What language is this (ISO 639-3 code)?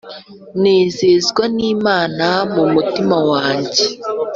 kin